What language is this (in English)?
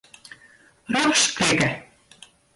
Western Frisian